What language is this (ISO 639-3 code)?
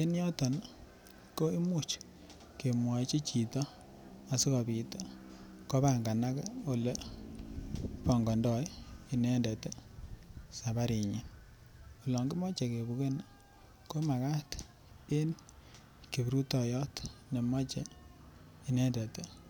kln